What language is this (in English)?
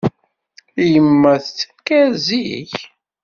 Kabyle